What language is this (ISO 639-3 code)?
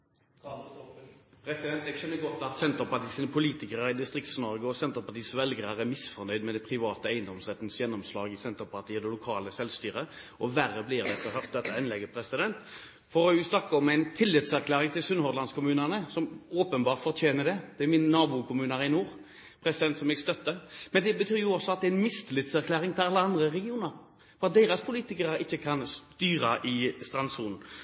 nor